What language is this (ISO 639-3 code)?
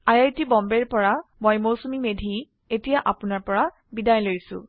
asm